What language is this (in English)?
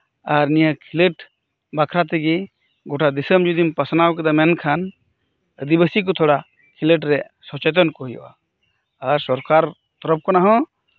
Santali